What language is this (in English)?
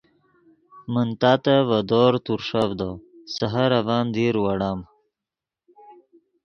Yidgha